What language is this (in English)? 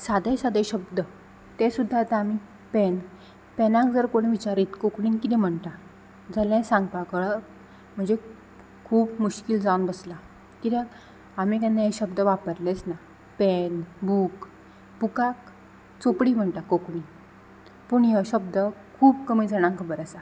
Konkani